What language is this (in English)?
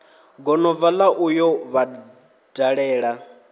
Venda